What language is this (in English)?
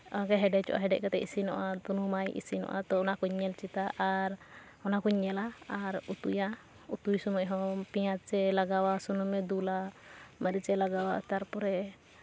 Santali